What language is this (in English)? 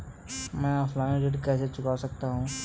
Hindi